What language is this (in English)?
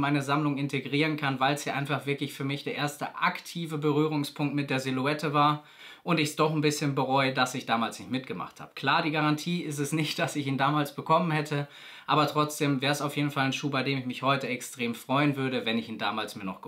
German